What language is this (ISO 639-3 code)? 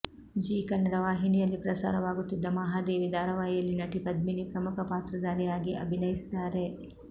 kan